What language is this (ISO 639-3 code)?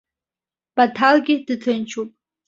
abk